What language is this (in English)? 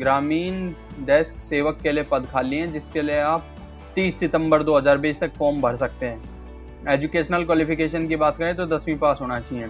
Hindi